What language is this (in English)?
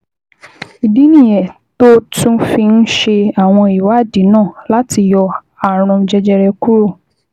Yoruba